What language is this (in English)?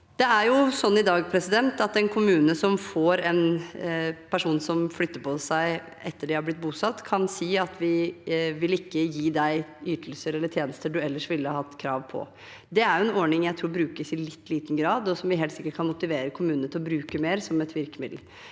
Norwegian